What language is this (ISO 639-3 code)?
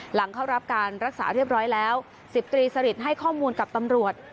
tha